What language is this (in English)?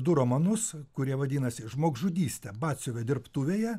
Lithuanian